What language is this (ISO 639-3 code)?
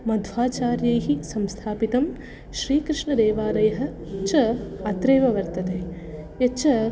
san